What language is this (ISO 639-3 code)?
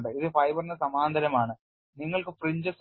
mal